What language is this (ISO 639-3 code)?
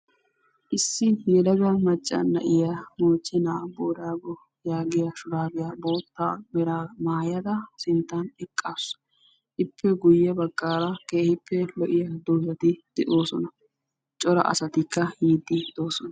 wal